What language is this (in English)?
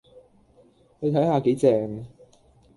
Cantonese